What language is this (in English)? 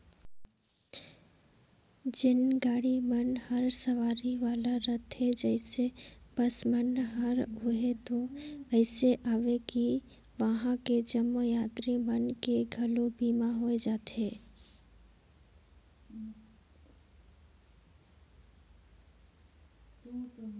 Chhattisgarhi